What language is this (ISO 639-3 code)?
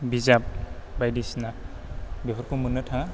brx